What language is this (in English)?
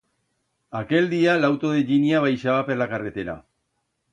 Aragonese